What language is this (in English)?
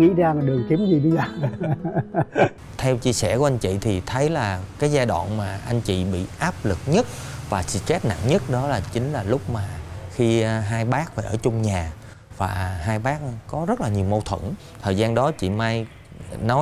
Vietnamese